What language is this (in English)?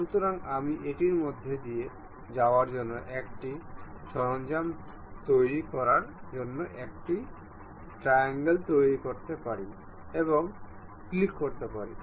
Bangla